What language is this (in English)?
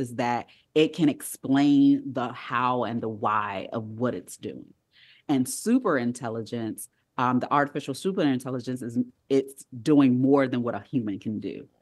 English